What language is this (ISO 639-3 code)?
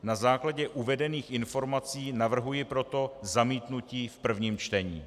ces